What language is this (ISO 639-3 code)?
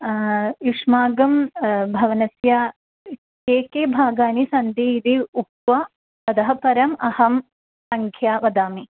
san